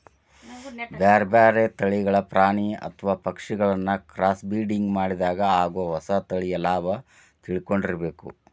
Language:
Kannada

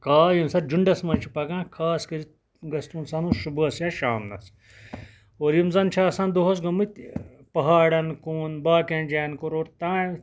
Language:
Kashmiri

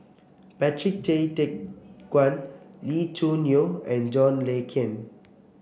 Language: English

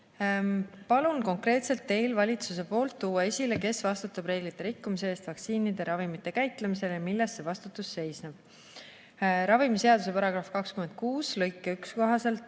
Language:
Estonian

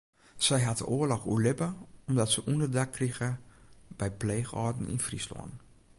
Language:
Western Frisian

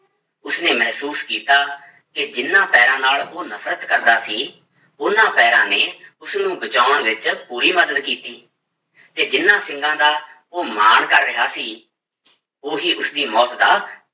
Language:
Punjabi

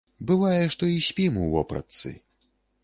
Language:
Belarusian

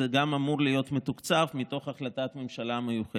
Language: Hebrew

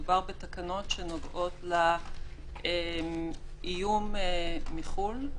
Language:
Hebrew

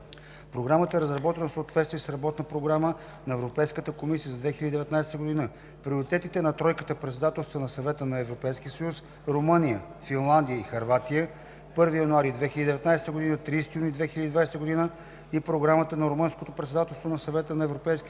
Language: Bulgarian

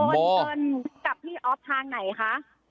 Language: Thai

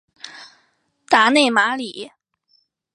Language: Chinese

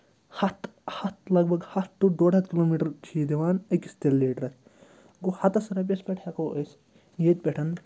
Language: Kashmiri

